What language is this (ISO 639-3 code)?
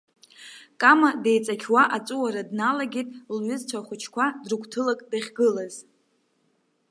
abk